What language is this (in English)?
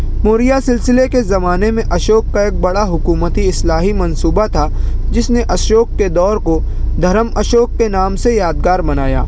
Urdu